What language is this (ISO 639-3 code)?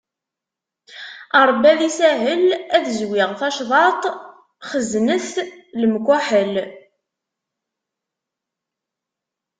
kab